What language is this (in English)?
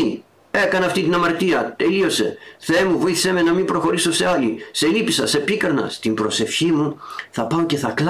Greek